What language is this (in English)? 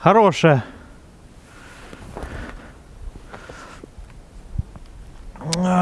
Russian